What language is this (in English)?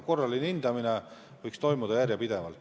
Estonian